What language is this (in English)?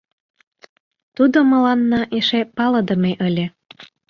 Mari